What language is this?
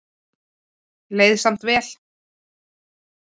Icelandic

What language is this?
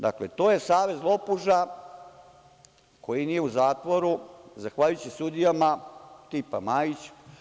Serbian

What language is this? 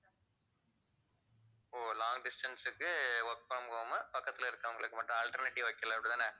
Tamil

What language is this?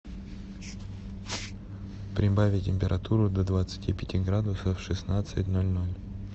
Russian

